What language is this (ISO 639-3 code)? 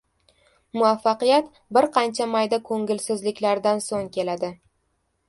uzb